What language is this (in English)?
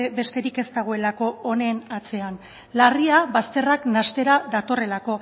Basque